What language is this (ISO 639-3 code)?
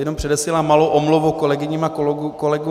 ces